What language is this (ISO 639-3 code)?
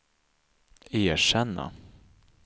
swe